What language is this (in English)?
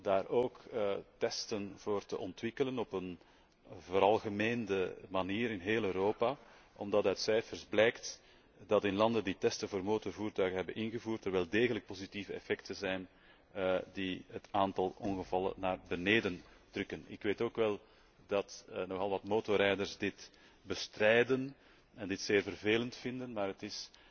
Dutch